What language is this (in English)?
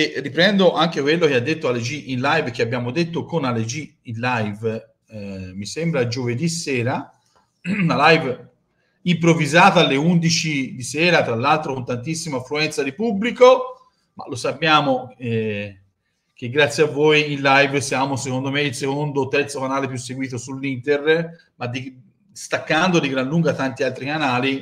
Italian